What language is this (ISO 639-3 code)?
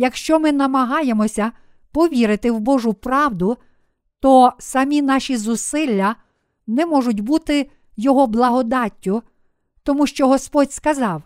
ukr